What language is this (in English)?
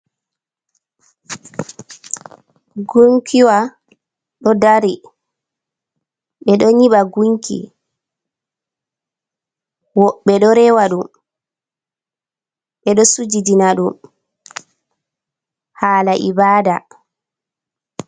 Fula